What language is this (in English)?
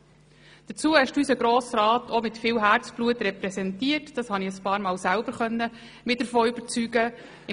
Swiss German